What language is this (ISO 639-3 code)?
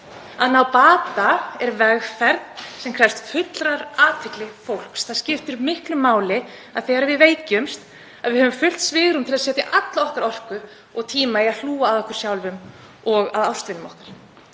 isl